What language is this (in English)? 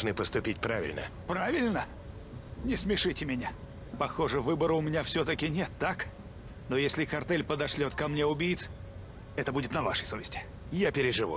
Russian